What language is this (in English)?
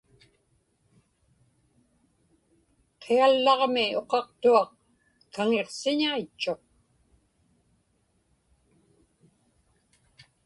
Inupiaq